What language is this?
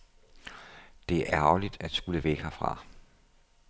Danish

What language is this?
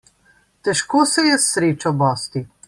Slovenian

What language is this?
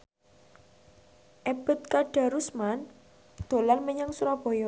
Javanese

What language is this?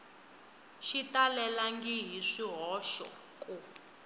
Tsonga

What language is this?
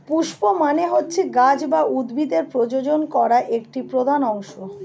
Bangla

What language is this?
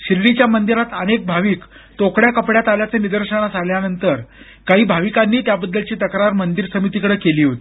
Marathi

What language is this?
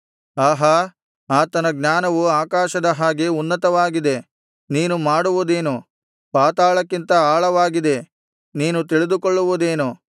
Kannada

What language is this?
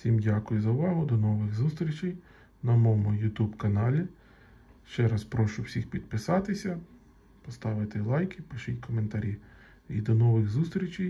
Ukrainian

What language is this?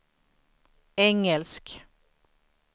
Swedish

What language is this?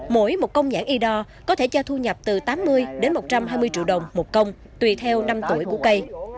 Vietnamese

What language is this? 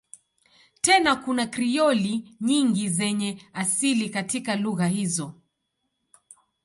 Swahili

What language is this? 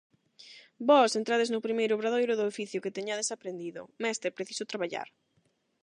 Galician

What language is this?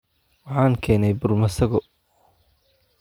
Somali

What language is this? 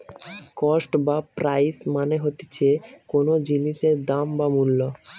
Bangla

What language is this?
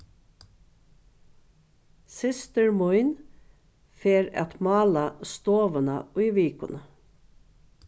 Faroese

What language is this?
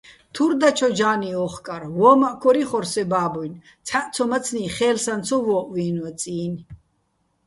Bats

